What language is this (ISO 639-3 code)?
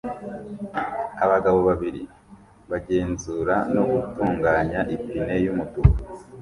kin